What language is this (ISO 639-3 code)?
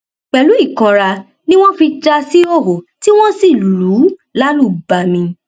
yor